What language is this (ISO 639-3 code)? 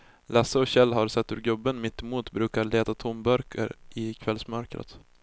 swe